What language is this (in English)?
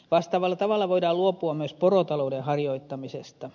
Finnish